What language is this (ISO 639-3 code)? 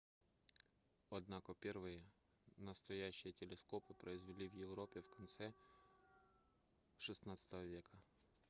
rus